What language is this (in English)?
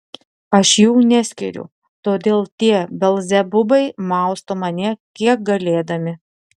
Lithuanian